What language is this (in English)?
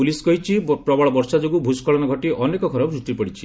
Odia